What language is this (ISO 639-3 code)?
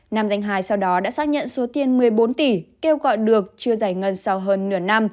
vie